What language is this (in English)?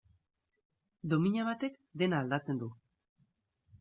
Basque